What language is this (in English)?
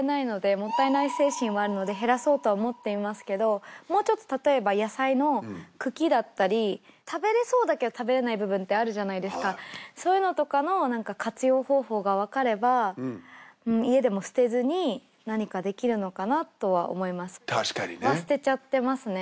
Japanese